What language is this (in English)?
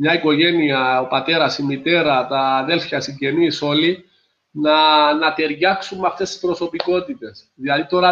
Greek